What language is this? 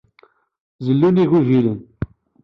Kabyle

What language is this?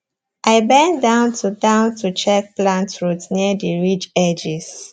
Nigerian Pidgin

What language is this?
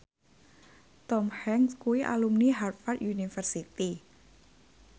Javanese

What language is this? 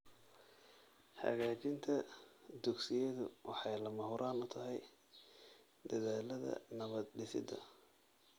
Somali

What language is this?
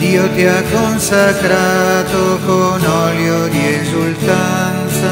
Italian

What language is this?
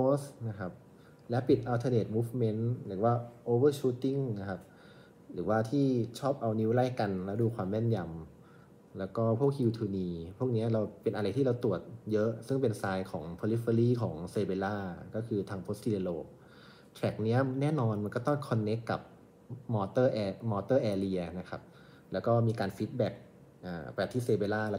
Thai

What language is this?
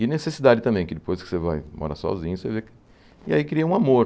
Portuguese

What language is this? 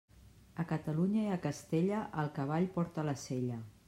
Catalan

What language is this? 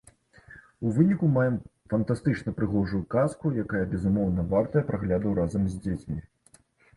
Belarusian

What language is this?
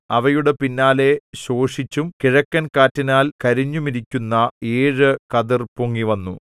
Malayalam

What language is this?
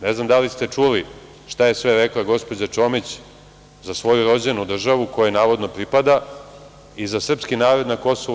Serbian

